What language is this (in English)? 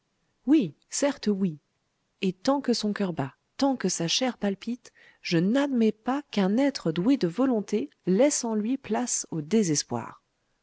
French